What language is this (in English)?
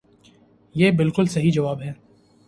Urdu